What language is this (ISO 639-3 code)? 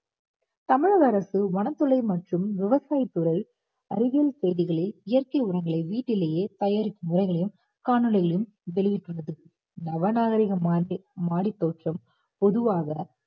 tam